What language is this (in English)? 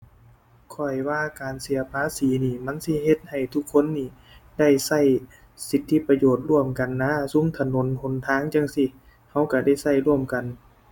Thai